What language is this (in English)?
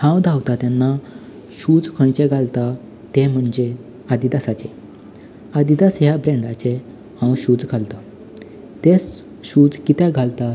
Konkani